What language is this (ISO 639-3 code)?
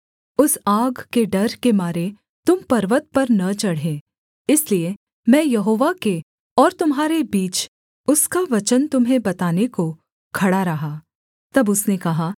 hin